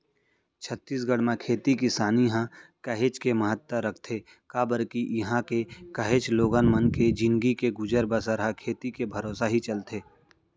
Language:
Chhattisgarhi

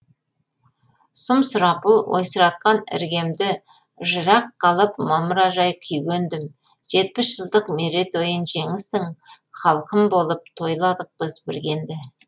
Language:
Kazakh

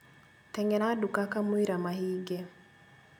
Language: Kikuyu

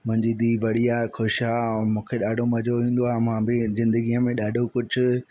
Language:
Sindhi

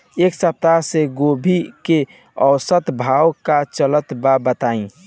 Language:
Bhojpuri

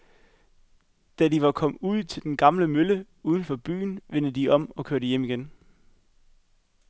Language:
Danish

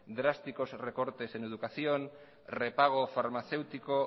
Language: Spanish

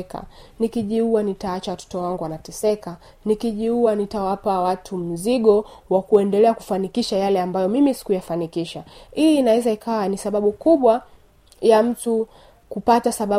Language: Swahili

